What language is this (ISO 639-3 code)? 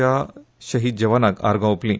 kok